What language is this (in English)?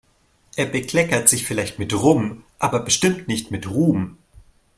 German